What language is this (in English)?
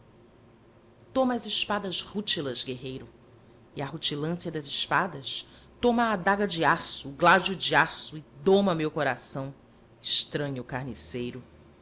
Portuguese